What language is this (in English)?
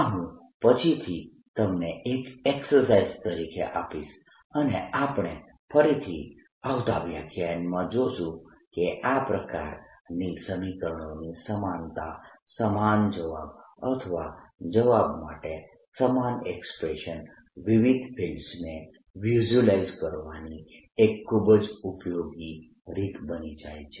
Gujarati